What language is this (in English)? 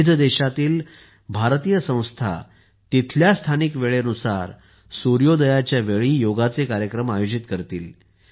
Marathi